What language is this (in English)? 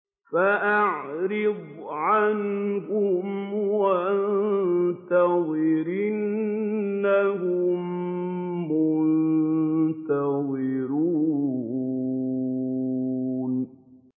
Arabic